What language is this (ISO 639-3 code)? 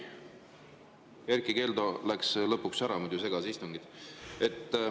est